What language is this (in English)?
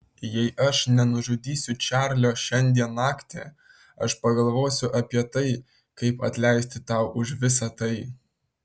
Lithuanian